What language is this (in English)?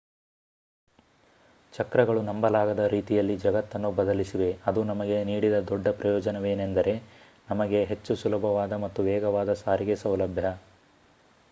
Kannada